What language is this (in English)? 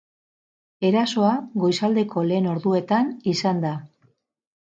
Basque